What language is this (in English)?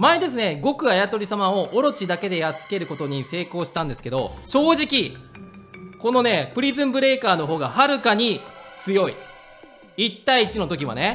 Japanese